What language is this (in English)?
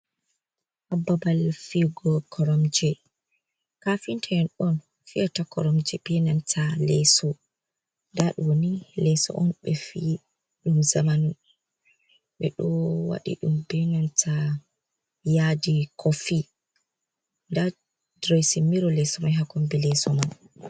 Fula